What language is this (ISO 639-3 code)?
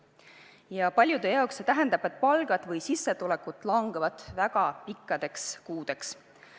est